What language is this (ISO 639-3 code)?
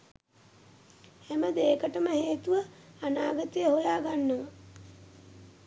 sin